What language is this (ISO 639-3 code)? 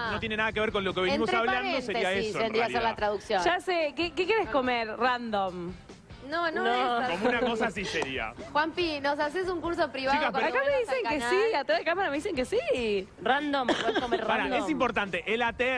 spa